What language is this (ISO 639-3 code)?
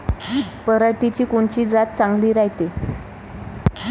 mar